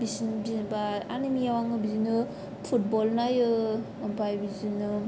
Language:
Bodo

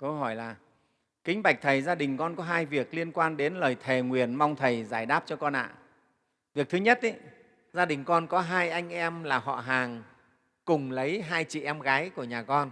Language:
Vietnamese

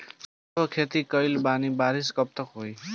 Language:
Bhojpuri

